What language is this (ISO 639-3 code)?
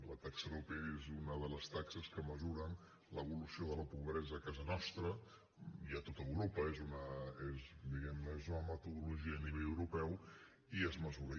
cat